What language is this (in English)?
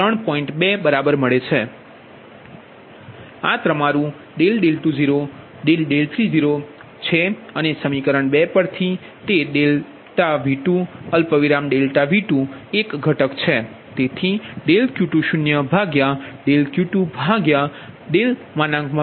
Gujarati